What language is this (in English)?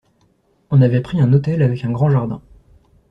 French